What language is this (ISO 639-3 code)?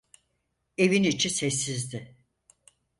tur